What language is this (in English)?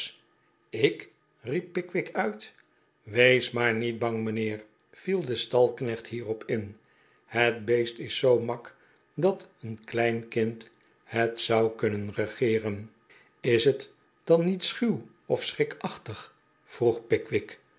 Dutch